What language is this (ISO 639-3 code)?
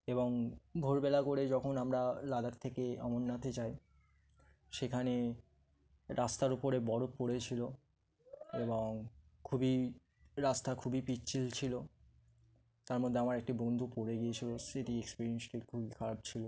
ben